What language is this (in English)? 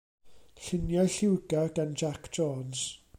Welsh